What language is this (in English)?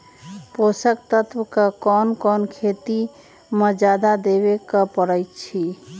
Magahi